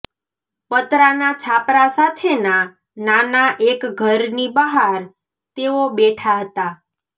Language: Gujarati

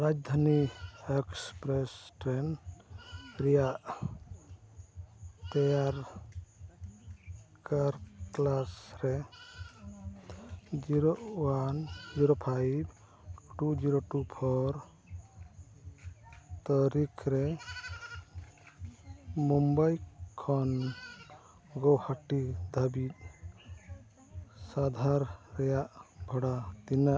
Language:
Santali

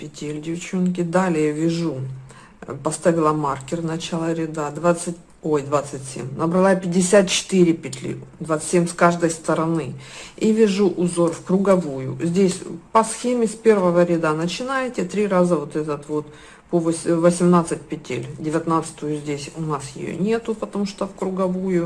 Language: Russian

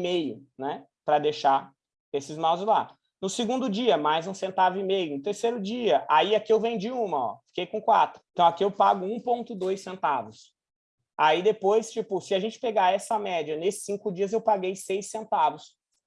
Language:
Portuguese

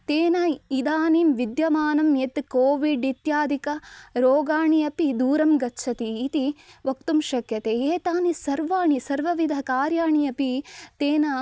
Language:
Sanskrit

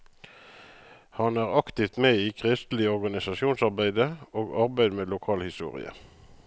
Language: Norwegian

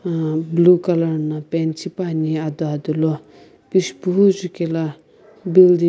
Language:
Sumi Naga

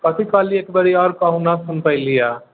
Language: Maithili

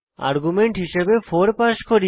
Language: Bangla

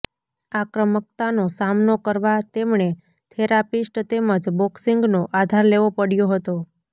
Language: Gujarati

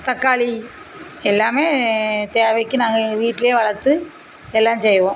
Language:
Tamil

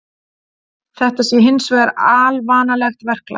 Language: Icelandic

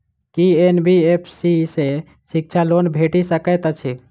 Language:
Maithili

